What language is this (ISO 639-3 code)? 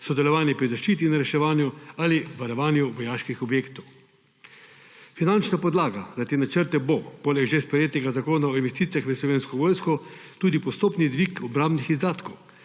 slv